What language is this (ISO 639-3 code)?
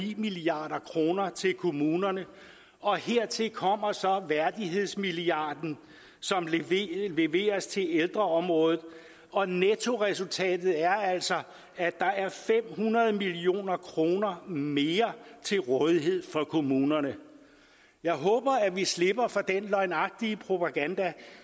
dan